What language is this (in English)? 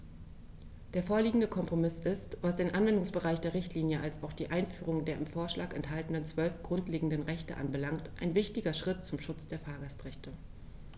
German